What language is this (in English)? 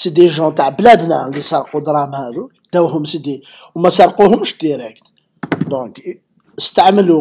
Arabic